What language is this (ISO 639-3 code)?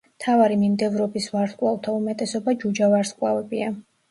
kat